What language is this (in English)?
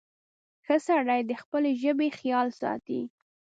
Pashto